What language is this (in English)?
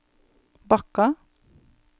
Norwegian